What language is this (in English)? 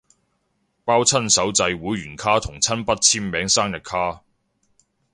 Cantonese